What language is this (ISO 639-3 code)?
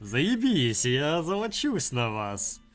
rus